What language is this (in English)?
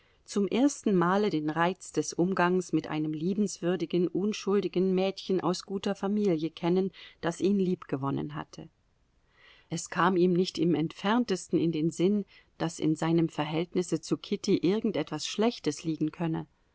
German